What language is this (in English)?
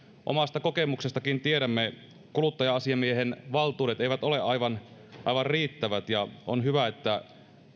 Finnish